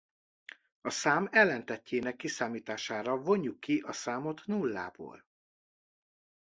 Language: Hungarian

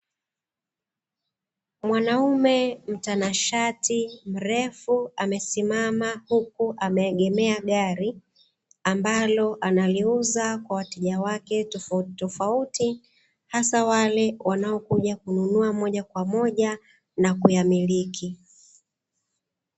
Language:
Swahili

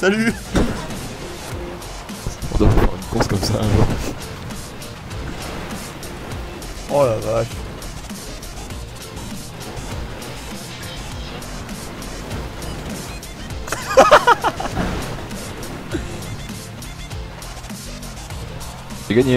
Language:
French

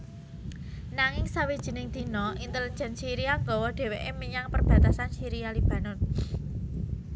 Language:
Javanese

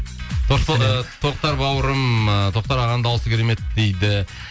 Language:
Kazakh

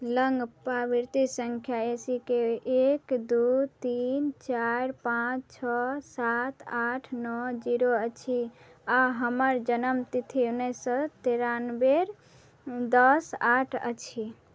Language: Maithili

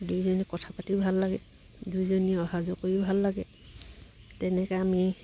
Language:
Assamese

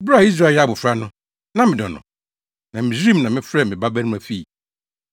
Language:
Akan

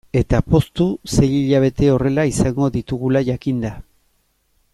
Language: Basque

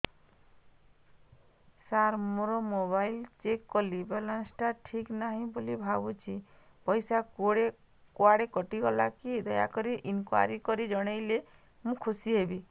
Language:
Odia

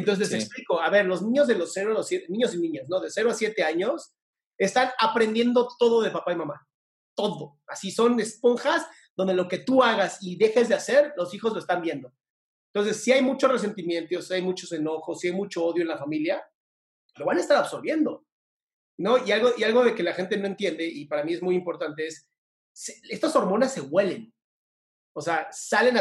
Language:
Spanish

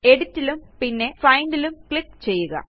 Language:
Malayalam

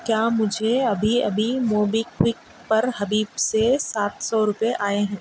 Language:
Urdu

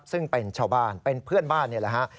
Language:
Thai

